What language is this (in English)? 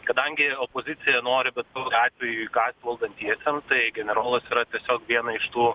Lithuanian